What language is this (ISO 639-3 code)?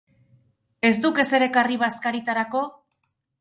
eus